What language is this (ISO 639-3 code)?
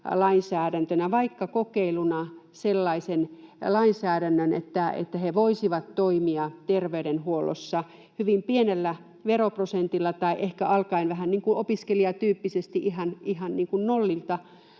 fin